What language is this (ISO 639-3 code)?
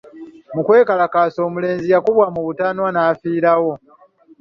lug